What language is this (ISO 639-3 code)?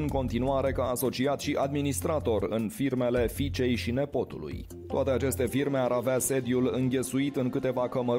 ron